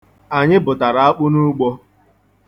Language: Igbo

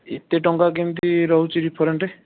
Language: Odia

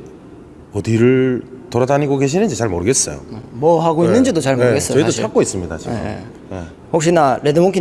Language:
Korean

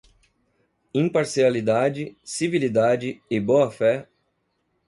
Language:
Portuguese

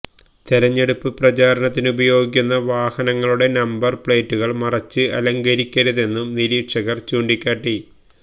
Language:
Malayalam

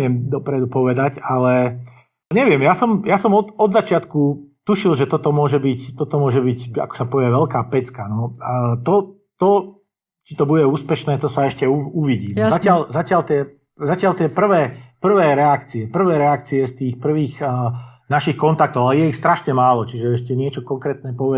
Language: Slovak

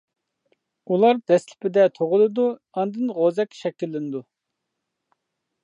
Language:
Uyghur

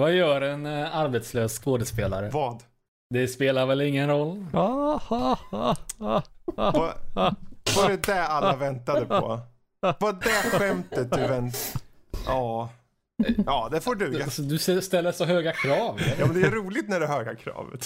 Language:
Swedish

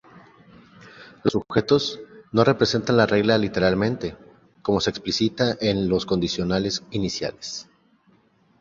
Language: Spanish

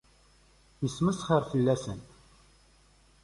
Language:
Kabyle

